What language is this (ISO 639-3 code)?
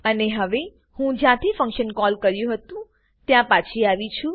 guj